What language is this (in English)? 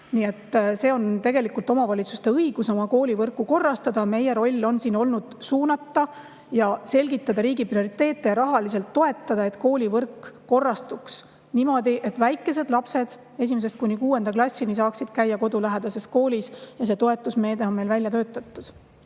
Estonian